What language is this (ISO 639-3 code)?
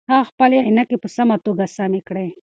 pus